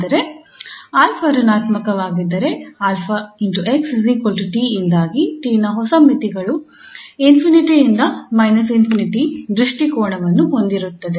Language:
Kannada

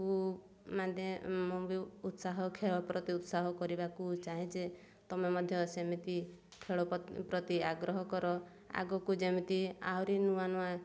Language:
Odia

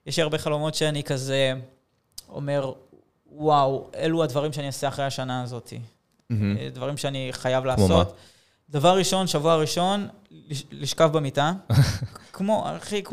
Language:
Hebrew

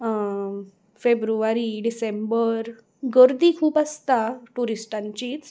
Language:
Konkani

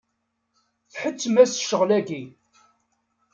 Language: Kabyle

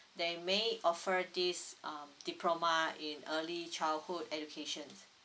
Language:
English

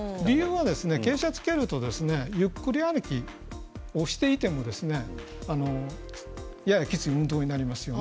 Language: Japanese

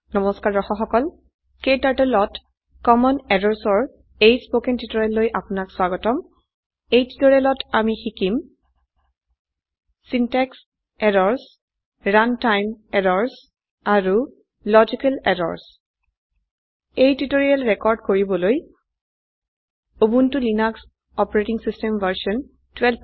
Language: Assamese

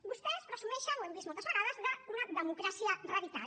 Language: Catalan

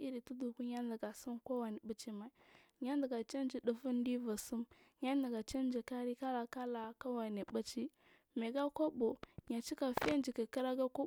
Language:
Marghi South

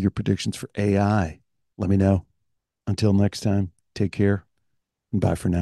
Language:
English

